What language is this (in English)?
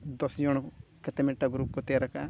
Santali